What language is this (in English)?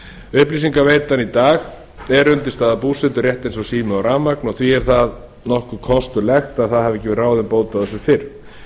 Icelandic